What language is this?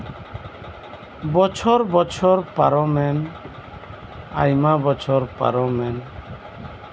Santali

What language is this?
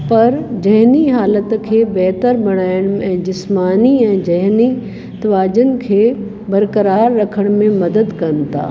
Sindhi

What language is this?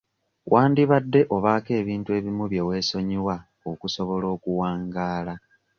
Ganda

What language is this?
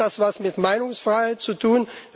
German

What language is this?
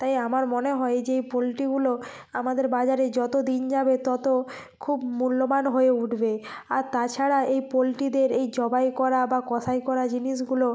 Bangla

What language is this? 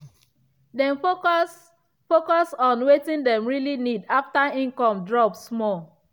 Nigerian Pidgin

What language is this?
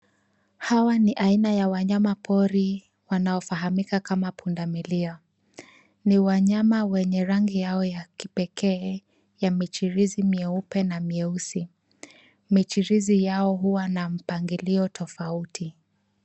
Swahili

